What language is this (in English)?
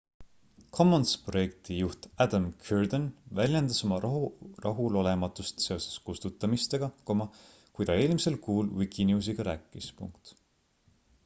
Estonian